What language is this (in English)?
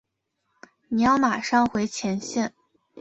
Chinese